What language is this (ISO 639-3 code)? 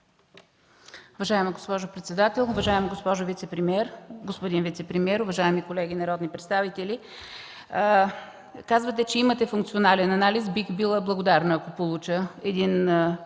bul